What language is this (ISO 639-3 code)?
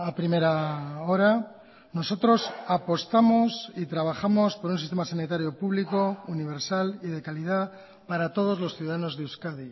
spa